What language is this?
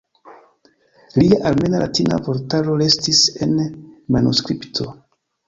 Esperanto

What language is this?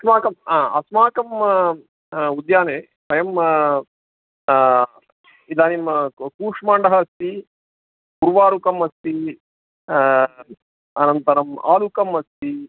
Sanskrit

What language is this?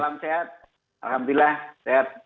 Indonesian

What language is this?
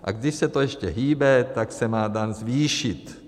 Czech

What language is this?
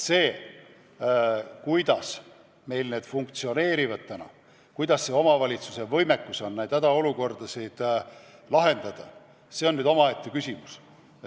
Estonian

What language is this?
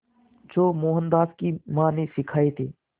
Hindi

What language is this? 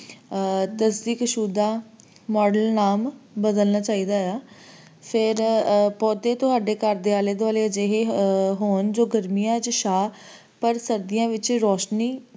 Punjabi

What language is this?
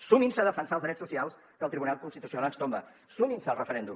Catalan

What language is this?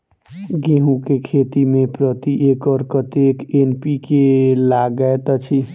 Maithili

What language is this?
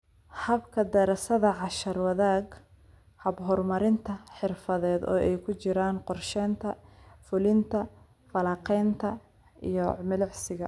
Somali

